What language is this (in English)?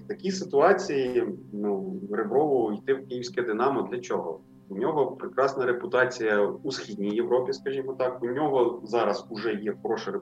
Ukrainian